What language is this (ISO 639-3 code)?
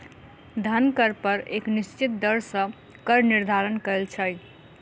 mai